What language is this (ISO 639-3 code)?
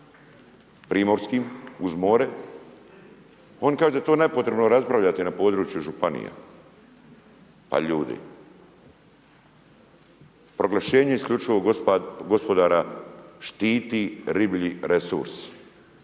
hrv